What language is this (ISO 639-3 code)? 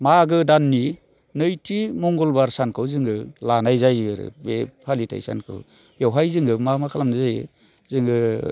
brx